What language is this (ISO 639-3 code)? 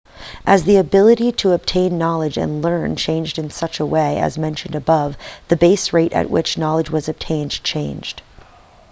eng